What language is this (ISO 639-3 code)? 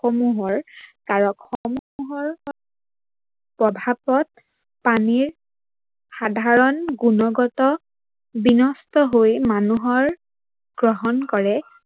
asm